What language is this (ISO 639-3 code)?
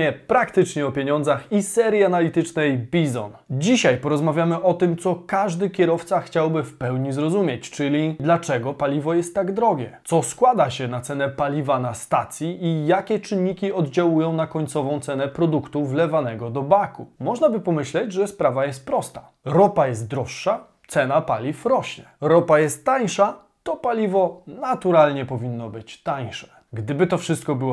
pol